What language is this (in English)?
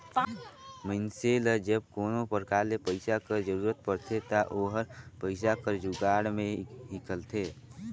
Chhattisgarhi